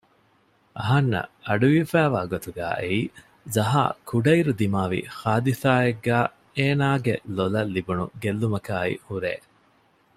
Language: Divehi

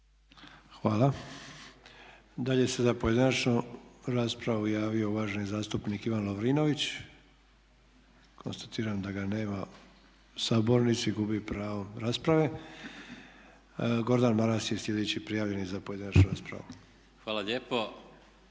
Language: Croatian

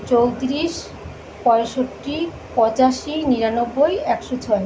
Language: Bangla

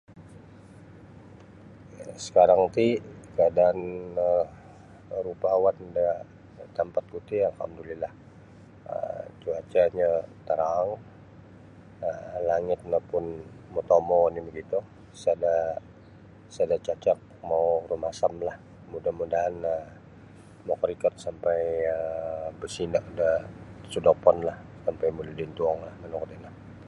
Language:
Sabah Bisaya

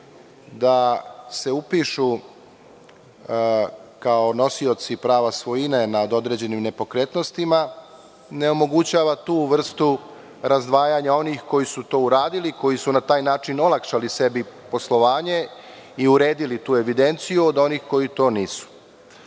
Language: Serbian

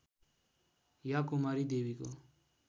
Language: Nepali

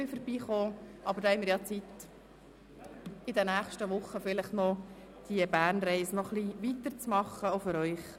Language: Swiss German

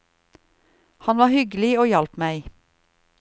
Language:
Norwegian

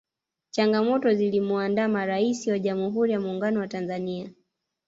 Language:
Swahili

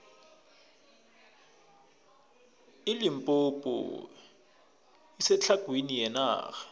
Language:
South Ndebele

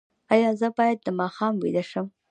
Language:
Pashto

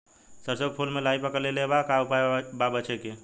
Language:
Bhojpuri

